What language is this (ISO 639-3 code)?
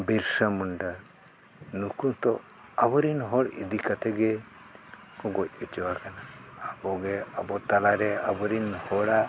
sat